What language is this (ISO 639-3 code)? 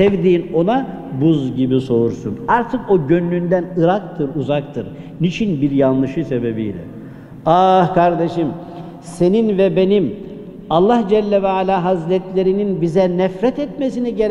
tur